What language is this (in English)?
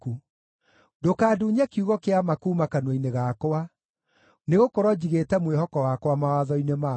Kikuyu